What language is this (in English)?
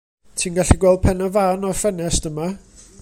Welsh